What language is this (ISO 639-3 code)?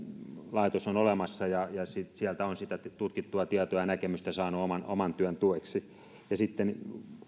fin